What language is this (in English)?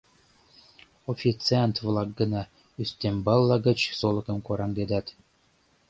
Mari